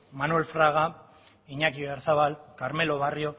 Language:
Spanish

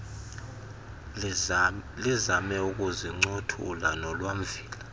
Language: Xhosa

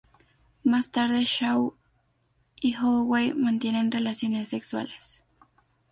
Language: Spanish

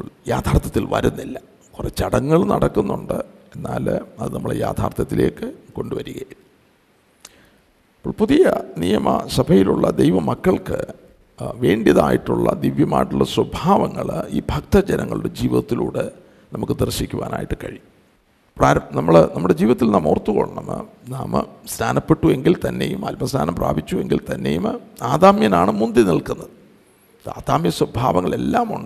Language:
Malayalam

